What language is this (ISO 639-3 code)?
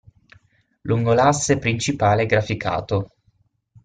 ita